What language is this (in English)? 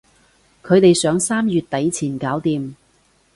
Cantonese